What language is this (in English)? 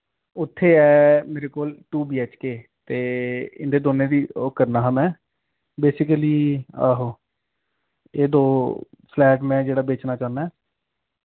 Dogri